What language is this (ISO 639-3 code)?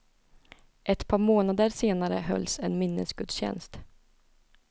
swe